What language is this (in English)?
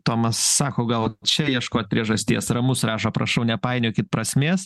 Lithuanian